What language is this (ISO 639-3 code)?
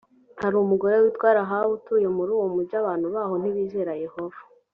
kin